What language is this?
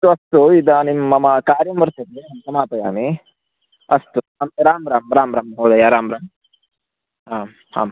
Sanskrit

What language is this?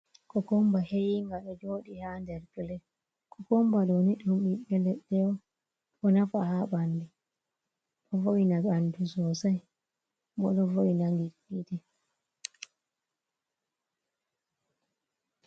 Fula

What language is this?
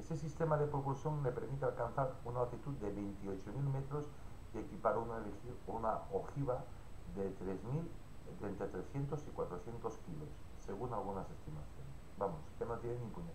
Spanish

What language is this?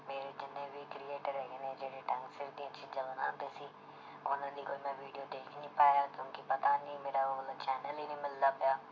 Punjabi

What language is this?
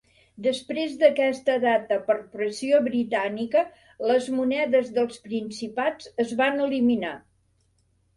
Catalan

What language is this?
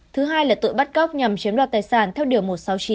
Vietnamese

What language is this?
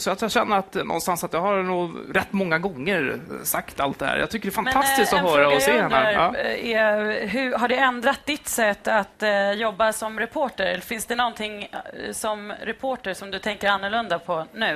Swedish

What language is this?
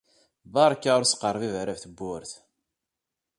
Kabyle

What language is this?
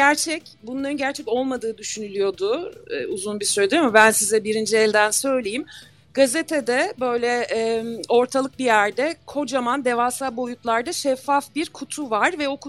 Turkish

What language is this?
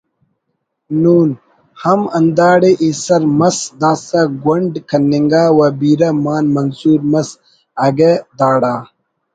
Brahui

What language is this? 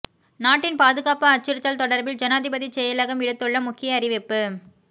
Tamil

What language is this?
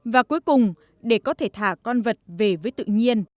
Vietnamese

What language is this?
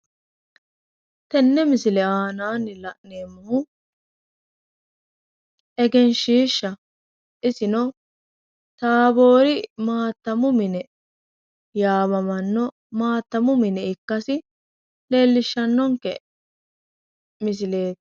Sidamo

